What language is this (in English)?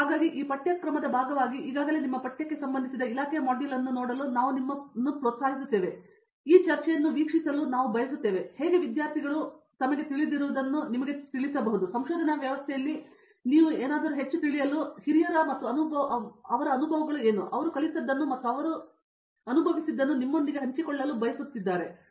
Kannada